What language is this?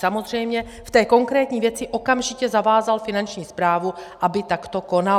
Czech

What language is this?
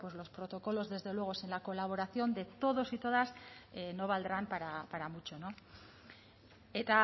Spanish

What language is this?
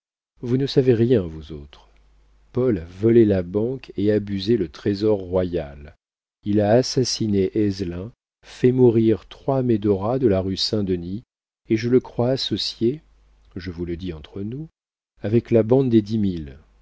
French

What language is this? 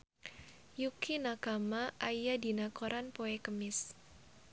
Sundanese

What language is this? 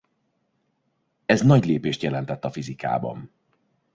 Hungarian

